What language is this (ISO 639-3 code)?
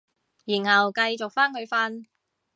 yue